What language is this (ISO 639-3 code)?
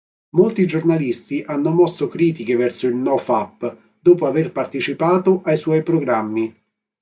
ita